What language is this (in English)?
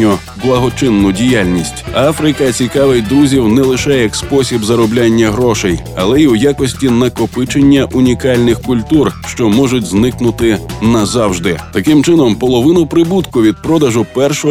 Ukrainian